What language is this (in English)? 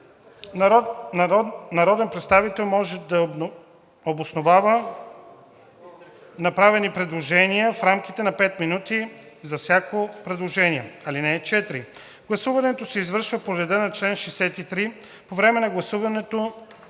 Bulgarian